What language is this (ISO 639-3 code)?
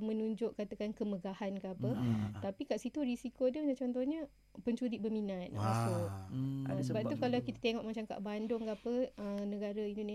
msa